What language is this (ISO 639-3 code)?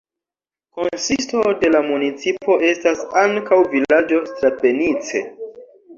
epo